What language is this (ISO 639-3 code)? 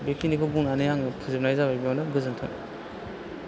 brx